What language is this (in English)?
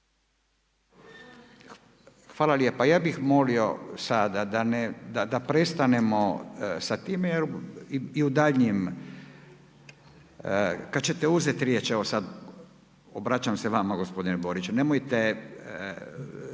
Croatian